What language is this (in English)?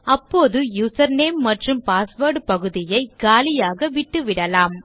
Tamil